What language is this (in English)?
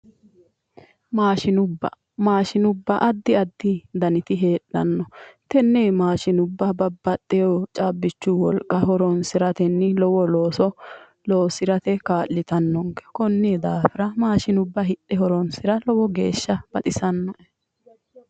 Sidamo